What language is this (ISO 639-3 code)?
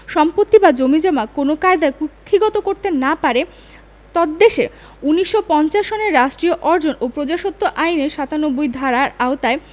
ben